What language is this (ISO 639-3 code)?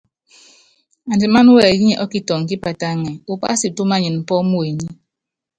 yav